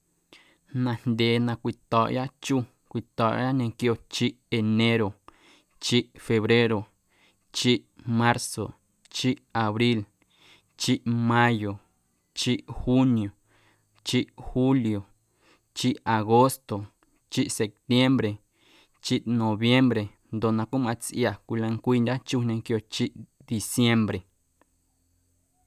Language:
Guerrero Amuzgo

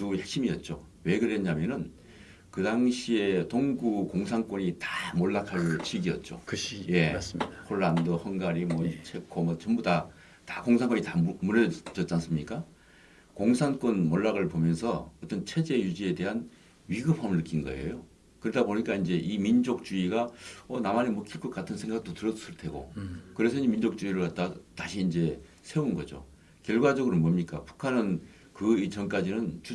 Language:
Korean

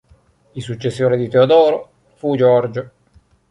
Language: Italian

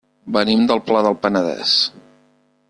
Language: Catalan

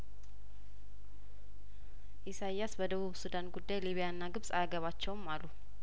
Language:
Amharic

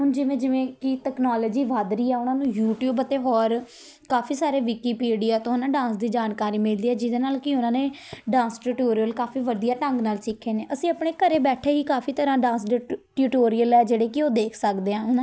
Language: Punjabi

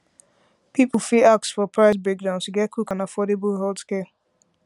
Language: Nigerian Pidgin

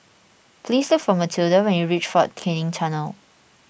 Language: English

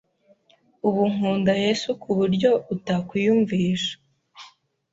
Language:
Kinyarwanda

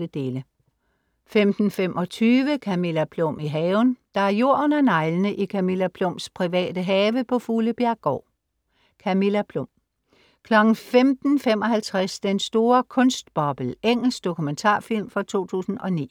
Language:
Danish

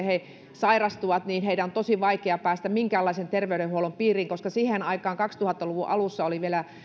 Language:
Finnish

